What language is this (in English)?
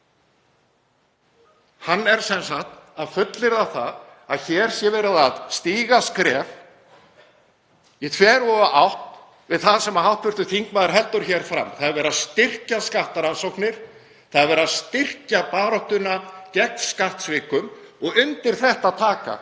Icelandic